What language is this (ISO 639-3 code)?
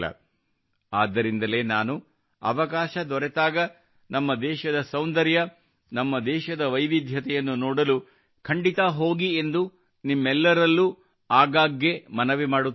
kan